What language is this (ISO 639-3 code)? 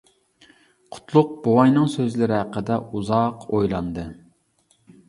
uig